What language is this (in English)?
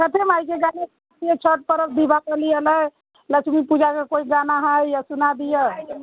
Maithili